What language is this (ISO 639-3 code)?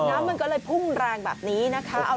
tha